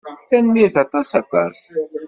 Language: Kabyle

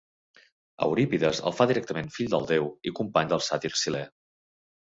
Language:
Catalan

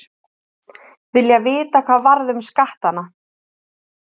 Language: Icelandic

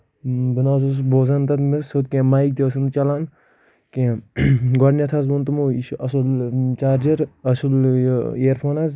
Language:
Kashmiri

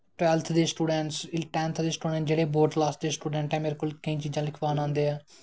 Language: Dogri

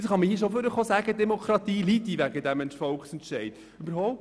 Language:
Swiss German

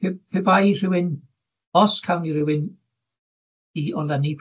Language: Welsh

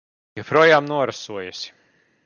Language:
Latvian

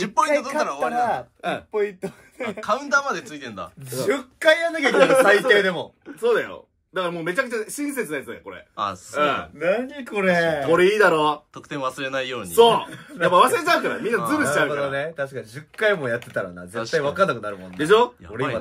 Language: Japanese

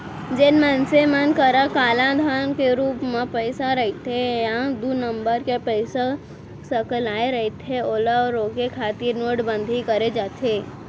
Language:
Chhattisgarhi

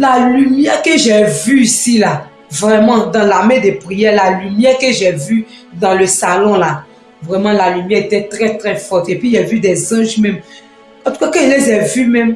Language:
French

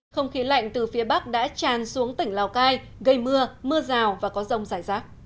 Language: Vietnamese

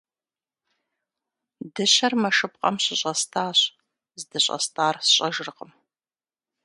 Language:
Kabardian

